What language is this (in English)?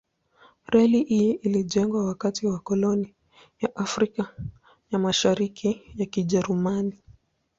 Swahili